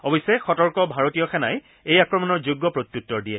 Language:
Assamese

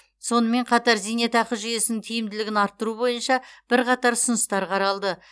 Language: Kazakh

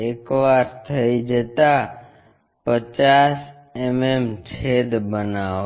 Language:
Gujarati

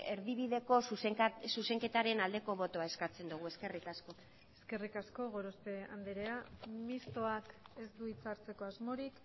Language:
Basque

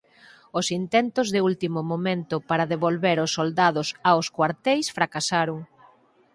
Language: Galician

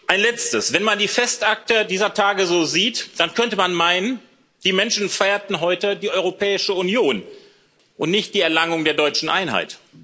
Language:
German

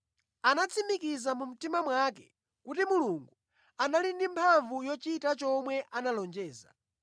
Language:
Nyanja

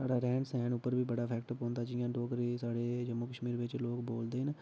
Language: Dogri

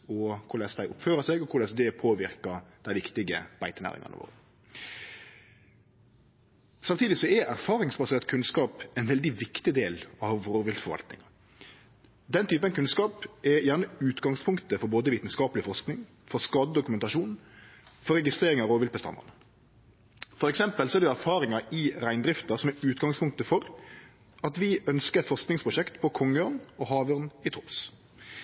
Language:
Norwegian Nynorsk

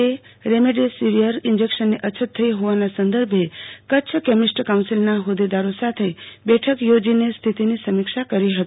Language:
Gujarati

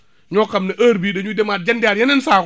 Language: Wolof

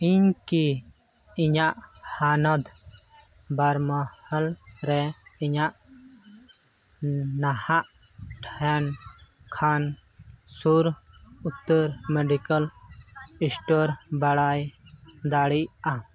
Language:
Santali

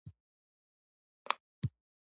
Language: Pashto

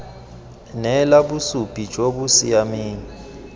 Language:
Tswana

